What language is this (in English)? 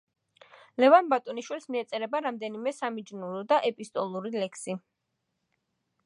Georgian